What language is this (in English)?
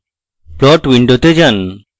Bangla